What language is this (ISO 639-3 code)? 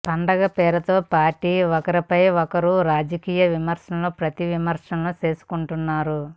tel